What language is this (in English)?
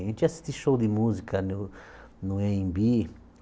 Portuguese